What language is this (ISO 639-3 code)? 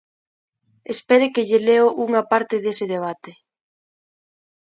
glg